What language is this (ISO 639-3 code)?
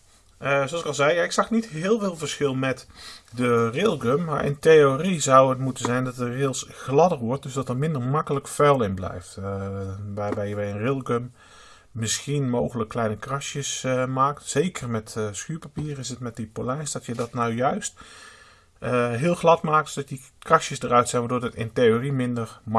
nld